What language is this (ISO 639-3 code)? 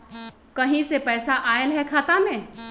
mag